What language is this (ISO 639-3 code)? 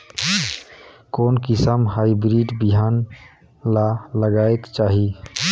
hne